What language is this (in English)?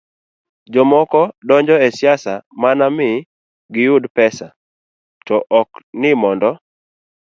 Luo (Kenya and Tanzania)